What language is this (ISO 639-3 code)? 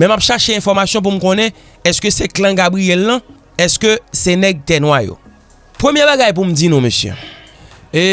hat